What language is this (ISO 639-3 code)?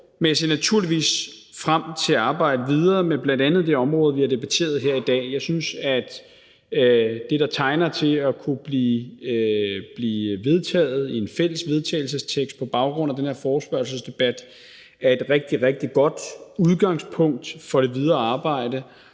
dan